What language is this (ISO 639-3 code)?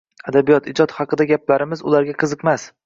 uzb